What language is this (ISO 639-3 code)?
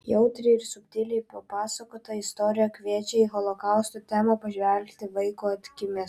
lit